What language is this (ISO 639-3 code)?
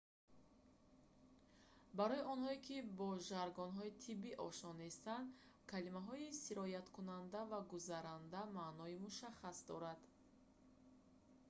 tgk